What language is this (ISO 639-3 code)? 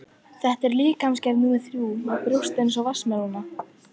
isl